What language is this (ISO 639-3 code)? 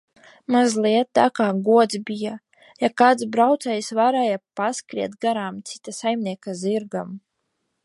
lav